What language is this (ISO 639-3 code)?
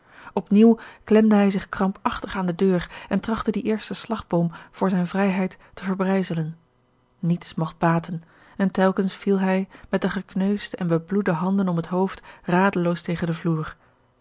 nld